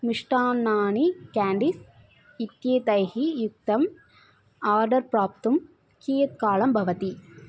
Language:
Sanskrit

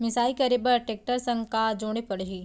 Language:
Chhattisgarhi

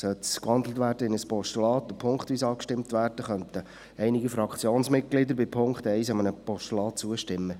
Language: Swiss German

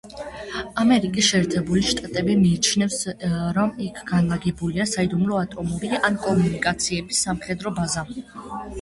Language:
Georgian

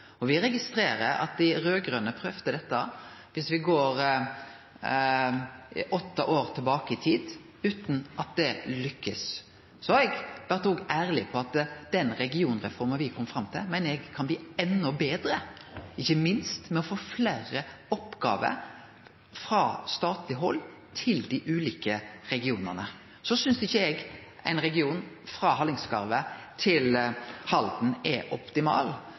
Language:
Norwegian Nynorsk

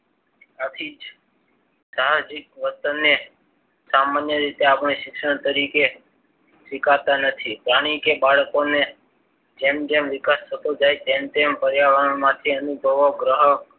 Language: Gujarati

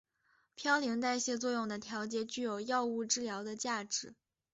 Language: Chinese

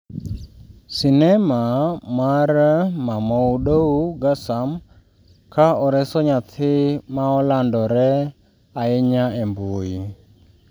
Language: Luo (Kenya and Tanzania)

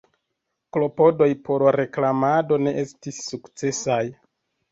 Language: Esperanto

